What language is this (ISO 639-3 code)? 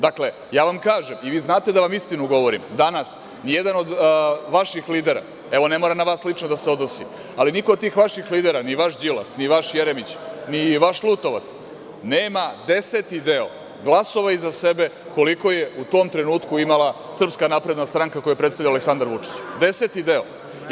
srp